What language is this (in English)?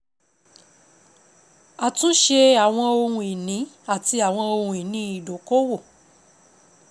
Yoruba